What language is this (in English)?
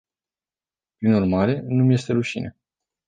Romanian